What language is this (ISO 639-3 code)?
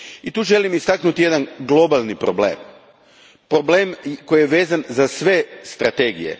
hrv